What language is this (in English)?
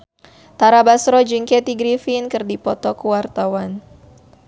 Sundanese